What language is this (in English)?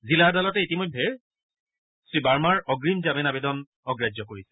Assamese